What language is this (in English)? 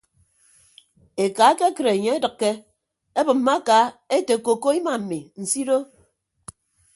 Ibibio